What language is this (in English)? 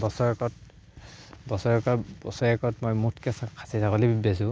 Assamese